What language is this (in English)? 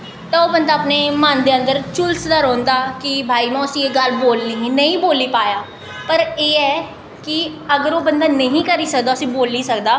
Dogri